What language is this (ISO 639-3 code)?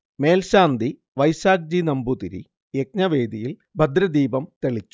mal